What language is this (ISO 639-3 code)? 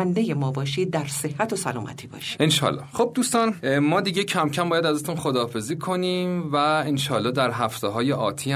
fas